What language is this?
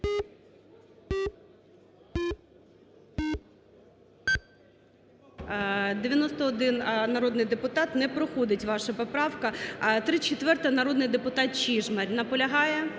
Ukrainian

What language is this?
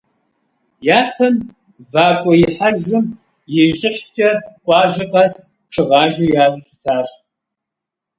Kabardian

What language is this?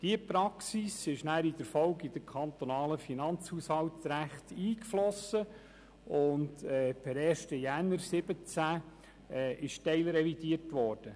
Swiss German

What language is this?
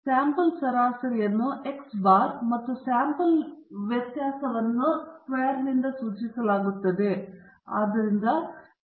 Kannada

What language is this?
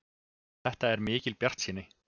Icelandic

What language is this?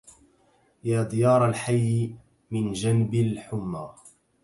Arabic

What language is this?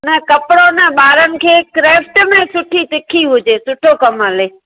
Sindhi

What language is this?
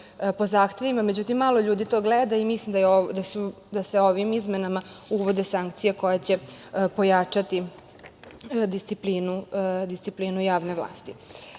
Serbian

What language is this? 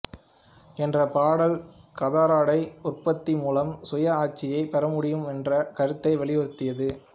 Tamil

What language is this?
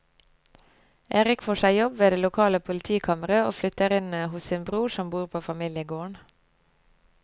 Norwegian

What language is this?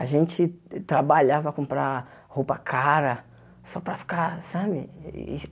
Portuguese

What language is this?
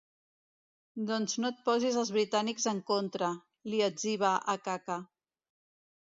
Catalan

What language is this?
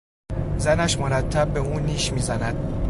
Persian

